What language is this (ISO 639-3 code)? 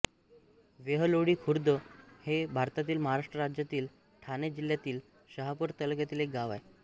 mar